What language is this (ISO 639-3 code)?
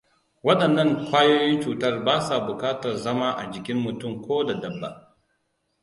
hau